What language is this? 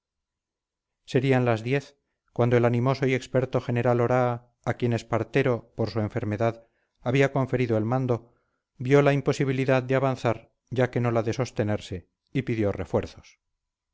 Spanish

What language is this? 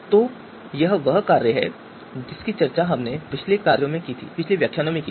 Hindi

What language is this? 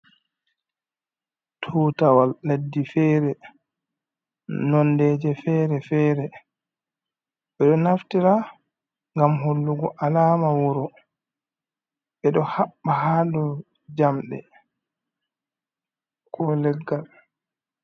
Fula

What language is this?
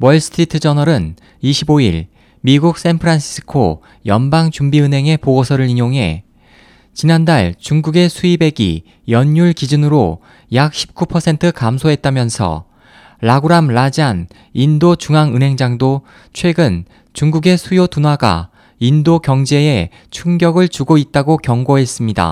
Korean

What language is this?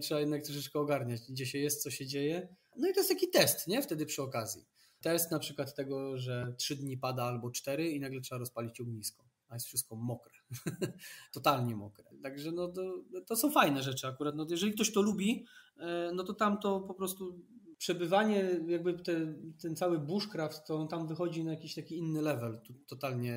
Polish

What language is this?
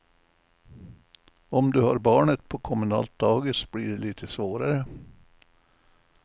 Swedish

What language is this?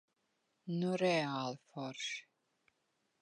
Latvian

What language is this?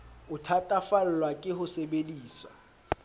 Southern Sotho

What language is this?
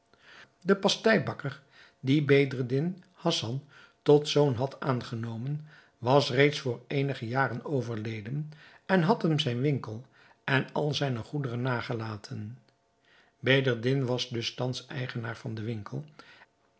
Dutch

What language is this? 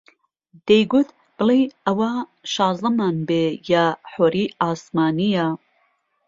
Central Kurdish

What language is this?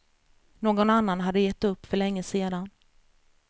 Swedish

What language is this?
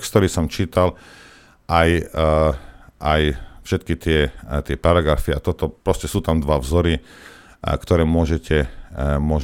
Slovak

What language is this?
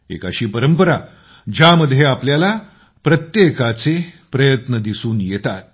Marathi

